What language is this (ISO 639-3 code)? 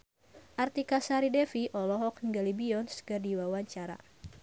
sun